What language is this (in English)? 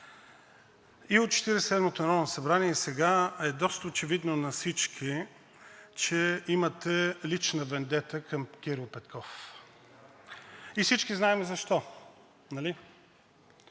Bulgarian